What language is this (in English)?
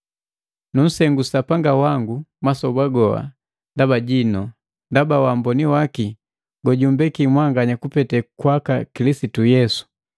Matengo